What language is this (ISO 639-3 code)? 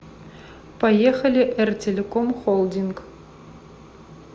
rus